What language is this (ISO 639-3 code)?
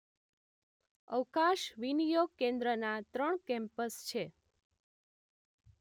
guj